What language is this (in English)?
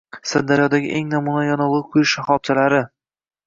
Uzbek